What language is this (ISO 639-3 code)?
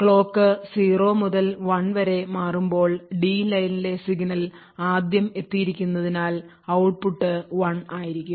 mal